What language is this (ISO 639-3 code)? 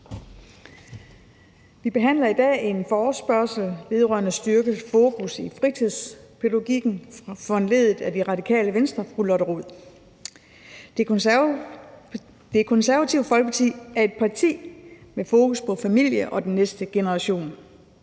dan